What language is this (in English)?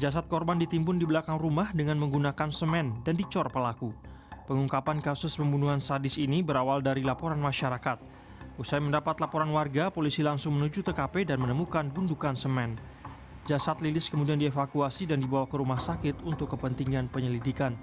Indonesian